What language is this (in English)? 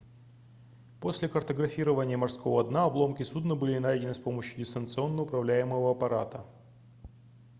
Russian